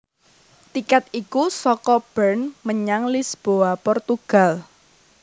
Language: Javanese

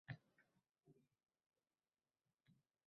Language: Uzbek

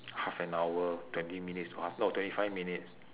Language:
English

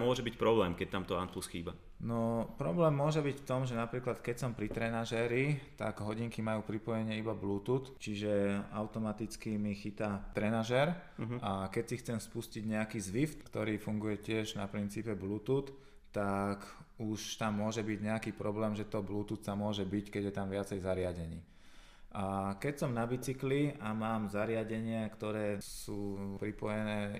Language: Slovak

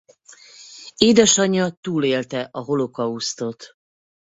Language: Hungarian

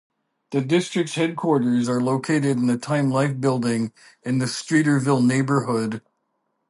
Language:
English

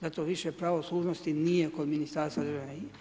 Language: Croatian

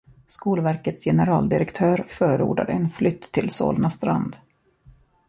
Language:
Swedish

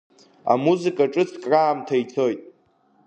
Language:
Abkhazian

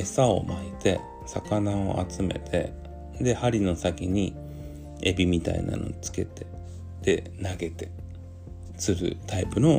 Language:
Japanese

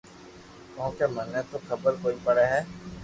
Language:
Loarki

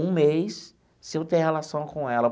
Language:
Portuguese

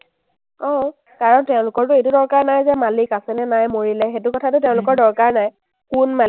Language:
Assamese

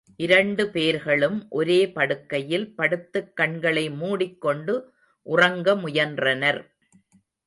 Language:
Tamil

